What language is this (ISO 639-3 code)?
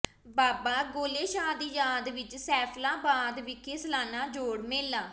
pan